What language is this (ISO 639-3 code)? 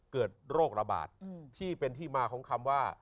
tha